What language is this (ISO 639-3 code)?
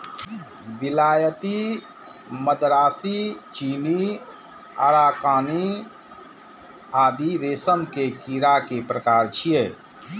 mai